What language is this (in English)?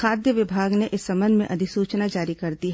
Hindi